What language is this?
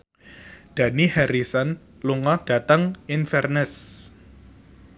Javanese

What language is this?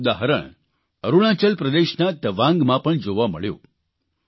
Gujarati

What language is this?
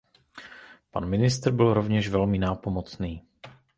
Czech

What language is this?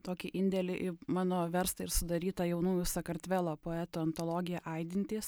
Lithuanian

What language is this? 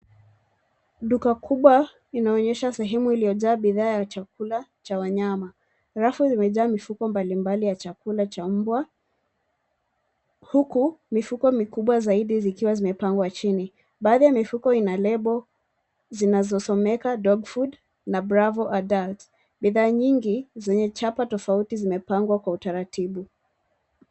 Swahili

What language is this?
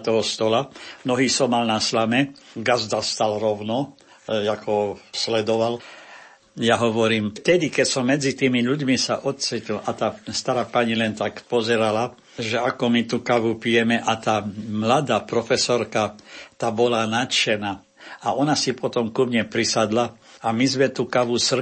Slovak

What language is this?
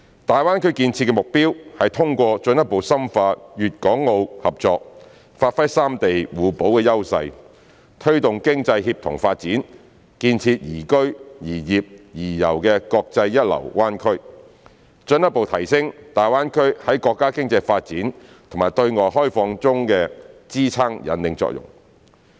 Cantonese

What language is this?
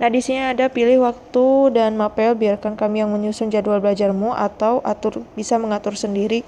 Indonesian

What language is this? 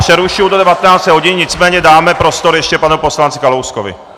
Czech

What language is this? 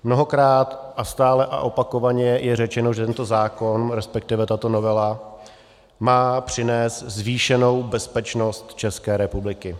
Czech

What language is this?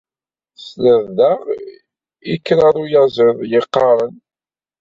Kabyle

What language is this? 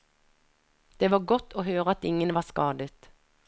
Norwegian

